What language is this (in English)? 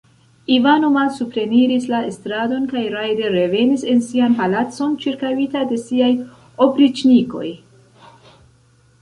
Esperanto